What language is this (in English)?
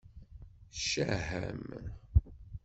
Kabyle